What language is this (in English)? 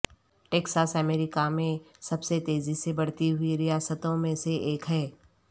Urdu